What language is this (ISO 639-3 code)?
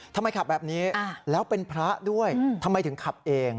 tha